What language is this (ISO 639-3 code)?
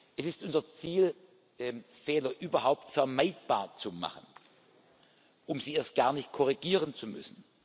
deu